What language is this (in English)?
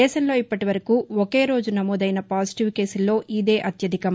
Telugu